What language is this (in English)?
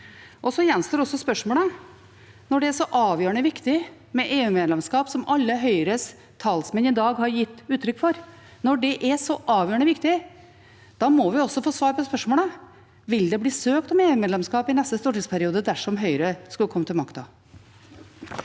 Norwegian